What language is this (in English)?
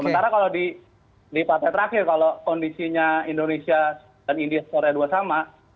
Indonesian